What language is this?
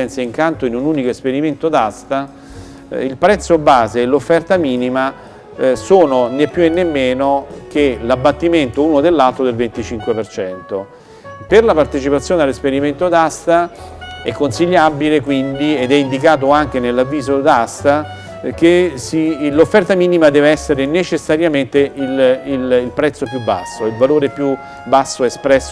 Italian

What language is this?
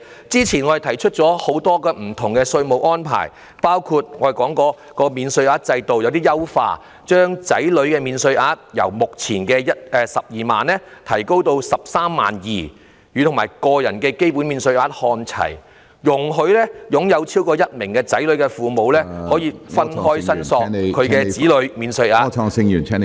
Cantonese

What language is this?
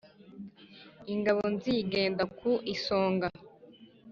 Kinyarwanda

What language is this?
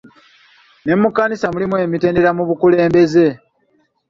Ganda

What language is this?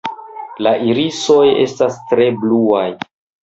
Esperanto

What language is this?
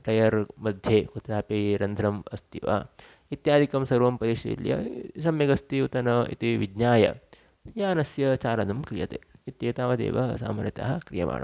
Sanskrit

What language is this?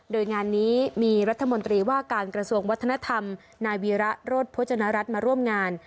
Thai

